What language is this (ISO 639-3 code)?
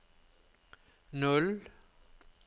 nor